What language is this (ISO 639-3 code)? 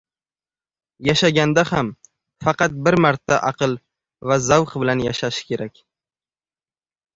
uzb